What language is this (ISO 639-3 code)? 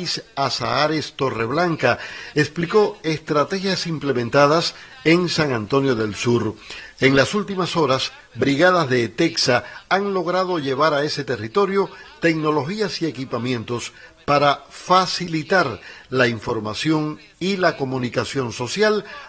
spa